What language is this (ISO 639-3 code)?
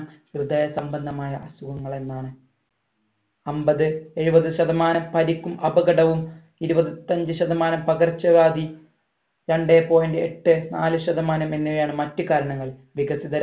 mal